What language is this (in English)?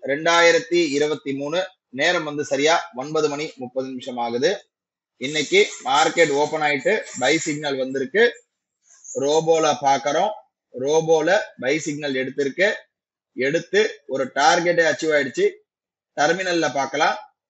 Arabic